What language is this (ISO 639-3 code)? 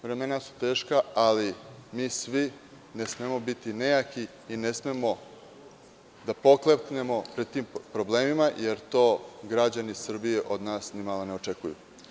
srp